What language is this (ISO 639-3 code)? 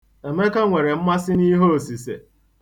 ibo